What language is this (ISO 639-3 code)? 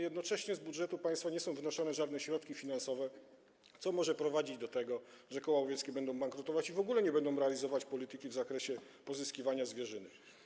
pol